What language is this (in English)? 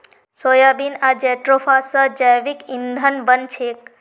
Magahi